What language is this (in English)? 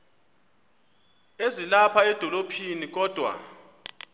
Xhosa